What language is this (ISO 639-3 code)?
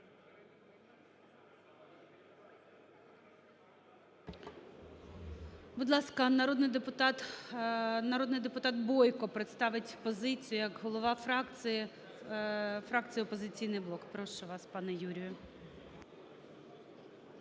ukr